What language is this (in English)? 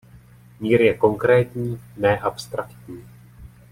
Czech